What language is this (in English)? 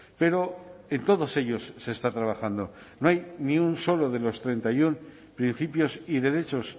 Spanish